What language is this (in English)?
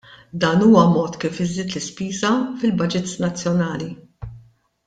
Maltese